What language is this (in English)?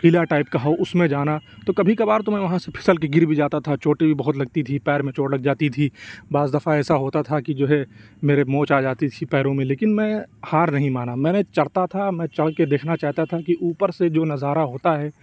Urdu